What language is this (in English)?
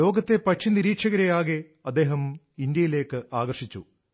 Malayalam